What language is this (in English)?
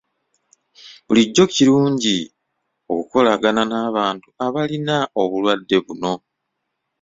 Ganda